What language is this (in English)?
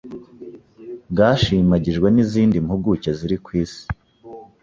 Kinyarwanda